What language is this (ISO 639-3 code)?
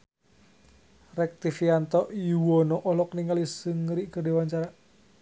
sun